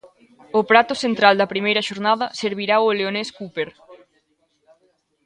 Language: Galician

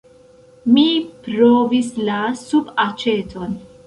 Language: Esperanto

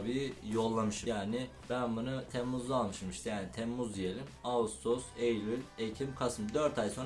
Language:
Turkish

